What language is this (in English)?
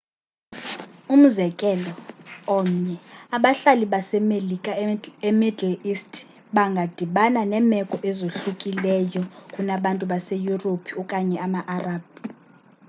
Xhosa